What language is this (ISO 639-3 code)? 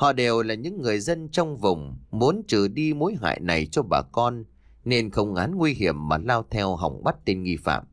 vie